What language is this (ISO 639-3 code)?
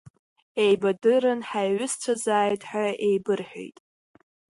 abk